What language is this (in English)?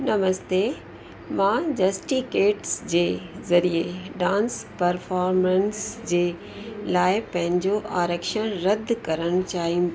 Sindhi